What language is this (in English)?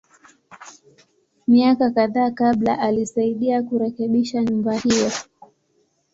Swahili